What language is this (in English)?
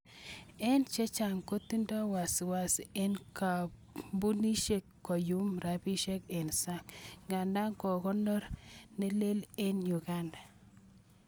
Kalenjin